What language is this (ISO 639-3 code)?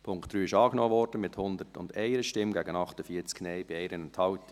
gsw